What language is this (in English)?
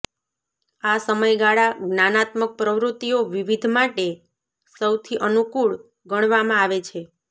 Gujarati